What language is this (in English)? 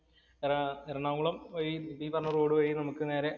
Malayalam